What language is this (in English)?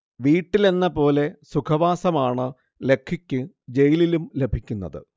Malayalam